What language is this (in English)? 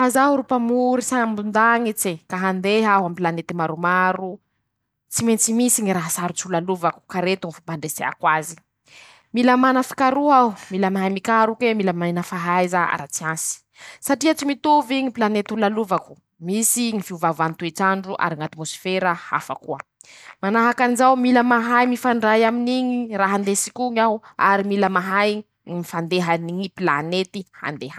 Masikoro Malagasy